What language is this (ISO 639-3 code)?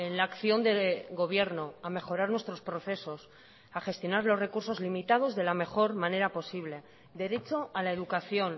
spa